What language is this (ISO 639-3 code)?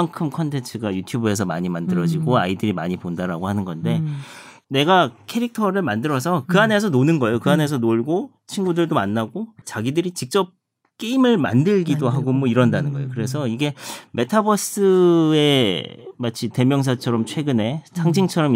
kor